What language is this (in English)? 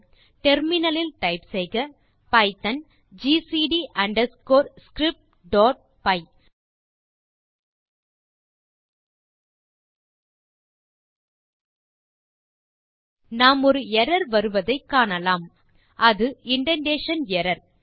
Tamil